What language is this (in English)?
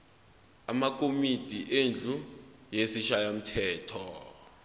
Zulu